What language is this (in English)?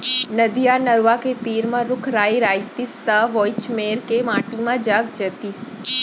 Chhattisgarhi